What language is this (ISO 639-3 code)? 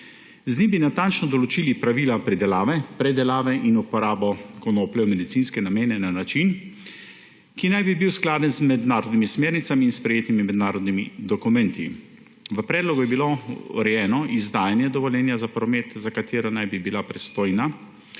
slv